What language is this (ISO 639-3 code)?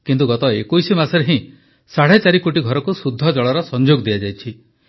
ori